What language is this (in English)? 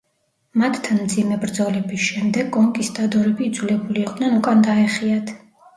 Georgian